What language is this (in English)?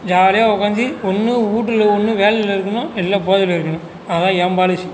Tamil